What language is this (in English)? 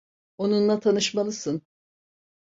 Turkish